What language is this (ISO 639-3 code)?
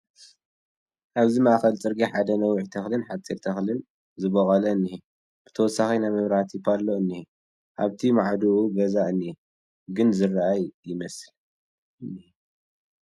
tir